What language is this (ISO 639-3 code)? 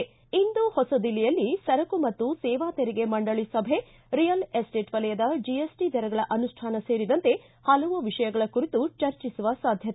kan